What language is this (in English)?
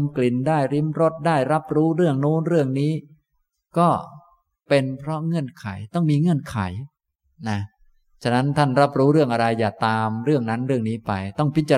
Thai